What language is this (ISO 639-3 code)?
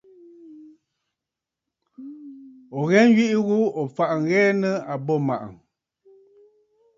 bfd